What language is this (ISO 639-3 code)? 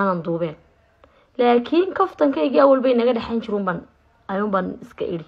ara